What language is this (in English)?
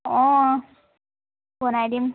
Assamese